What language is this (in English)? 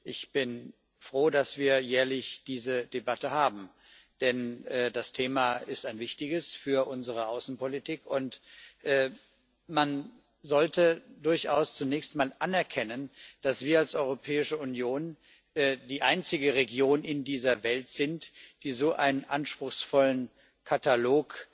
German